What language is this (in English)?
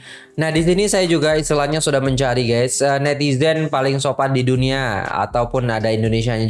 Indonesian